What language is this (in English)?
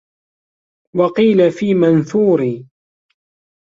Arabic